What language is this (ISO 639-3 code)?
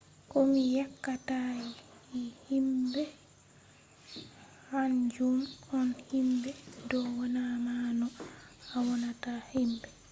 ful